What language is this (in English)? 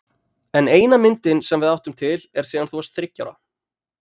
Icelandic